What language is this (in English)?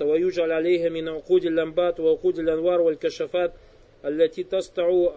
Russian